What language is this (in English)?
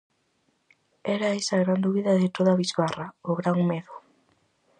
Galician